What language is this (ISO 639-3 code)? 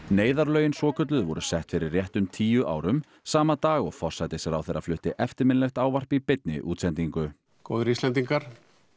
isl